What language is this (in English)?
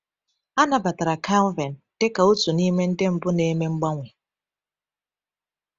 Igbo